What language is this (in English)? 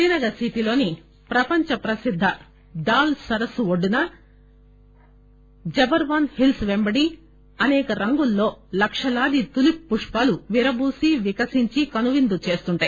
Telugu